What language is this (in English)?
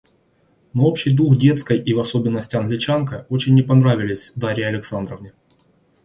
Russian